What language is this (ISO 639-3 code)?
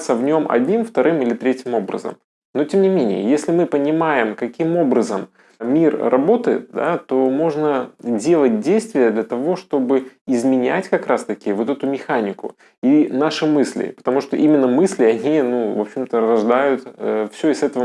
rus